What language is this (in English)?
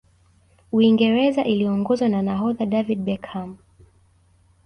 Swahili